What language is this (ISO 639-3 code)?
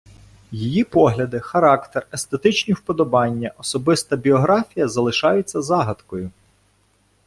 ukr